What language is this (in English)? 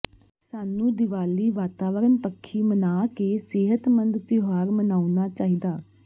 Punjabi